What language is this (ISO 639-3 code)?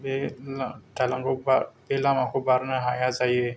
brx